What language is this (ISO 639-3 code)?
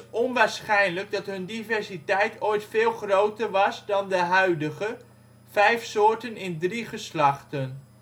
nld